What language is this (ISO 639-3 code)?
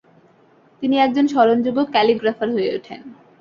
ben